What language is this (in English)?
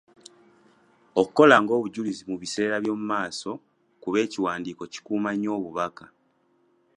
Ganda